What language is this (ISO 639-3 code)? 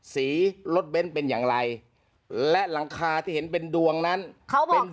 tha